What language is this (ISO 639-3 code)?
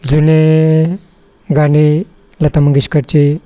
mar